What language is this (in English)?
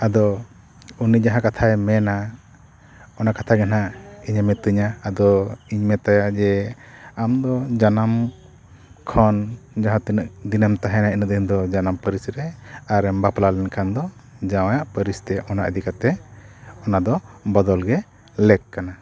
Santali